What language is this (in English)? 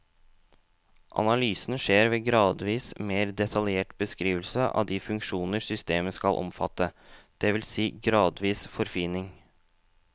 Norwegian